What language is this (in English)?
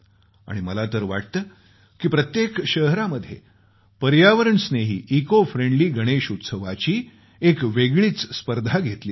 Marathi